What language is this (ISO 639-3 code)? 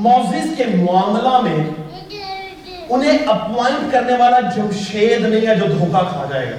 urd